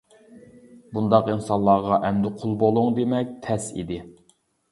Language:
Uyghur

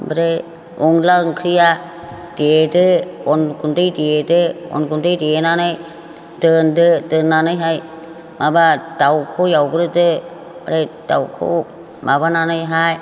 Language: Bodo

